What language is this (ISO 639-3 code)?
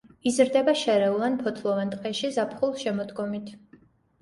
kat